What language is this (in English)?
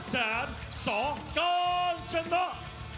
Thai